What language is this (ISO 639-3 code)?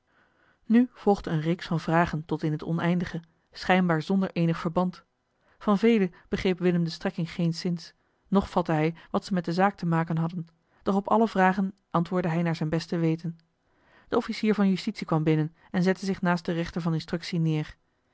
nld